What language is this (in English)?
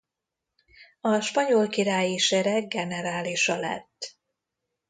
Hungarian